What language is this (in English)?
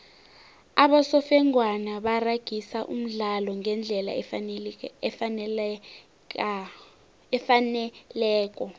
South Ndebele